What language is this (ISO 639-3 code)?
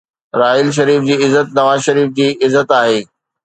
snd